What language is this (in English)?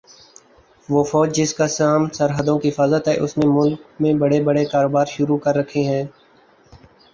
Urdu